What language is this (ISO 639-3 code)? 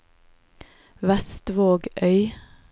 nor